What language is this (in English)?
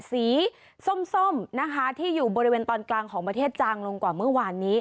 Thai